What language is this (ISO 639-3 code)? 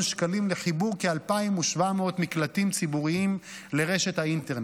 heb